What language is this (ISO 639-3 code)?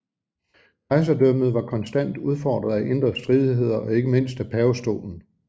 dan